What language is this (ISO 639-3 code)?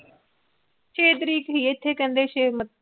pan